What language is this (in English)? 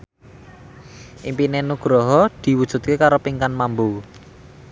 Javanese